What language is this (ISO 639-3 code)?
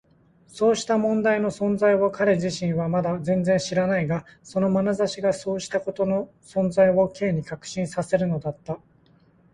jpn